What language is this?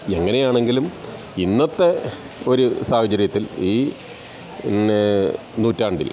Malayalam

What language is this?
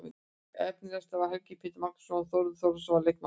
Icelandic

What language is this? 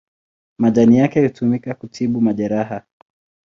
Swahili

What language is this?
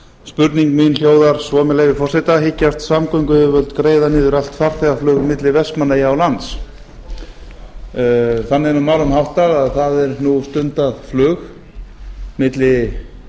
Icelandic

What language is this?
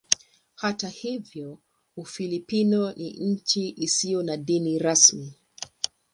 Swahili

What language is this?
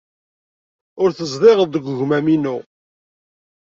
Kabyle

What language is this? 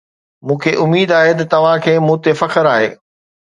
Sindhi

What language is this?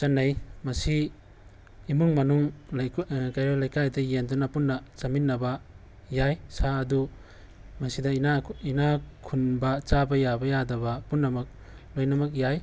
Manipuri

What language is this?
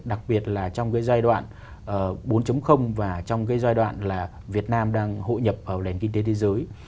Vietnamese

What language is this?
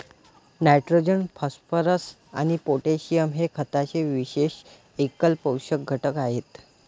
Marathi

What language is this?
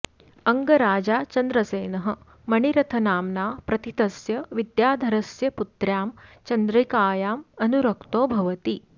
Sanskrit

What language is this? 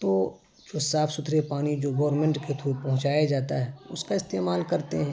Urdu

